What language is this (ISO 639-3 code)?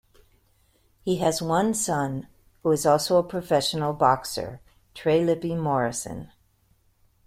eng